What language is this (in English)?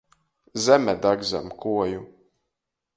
Latgalian